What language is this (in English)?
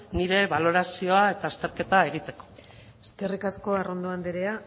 Basque